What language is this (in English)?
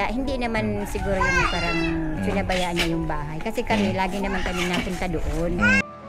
Filipino